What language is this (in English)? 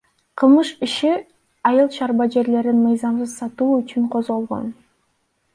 Kyrgyz